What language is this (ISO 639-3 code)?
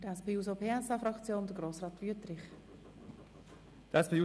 gsw